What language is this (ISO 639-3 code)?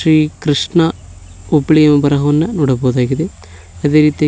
kan